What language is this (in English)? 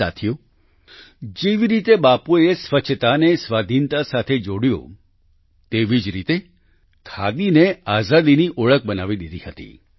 Gujarati